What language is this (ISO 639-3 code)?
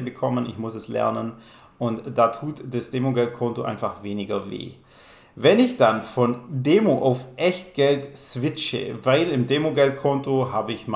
deu